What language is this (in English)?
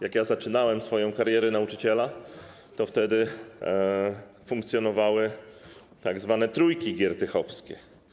Polish